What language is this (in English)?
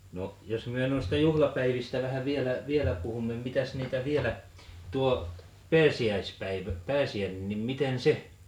Finnish